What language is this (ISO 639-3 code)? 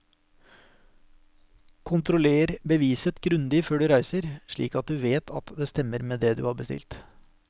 nor